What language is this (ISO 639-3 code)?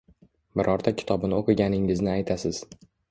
uzb